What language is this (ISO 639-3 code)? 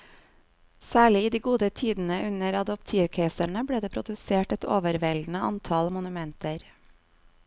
nor